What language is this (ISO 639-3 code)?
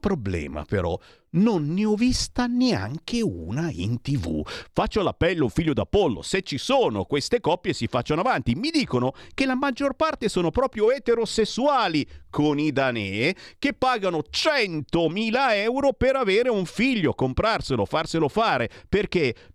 ita